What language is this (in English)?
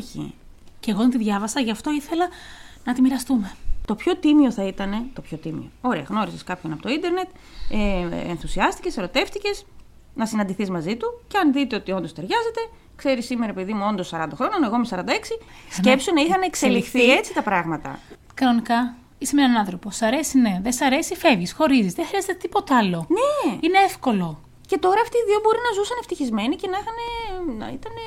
Greek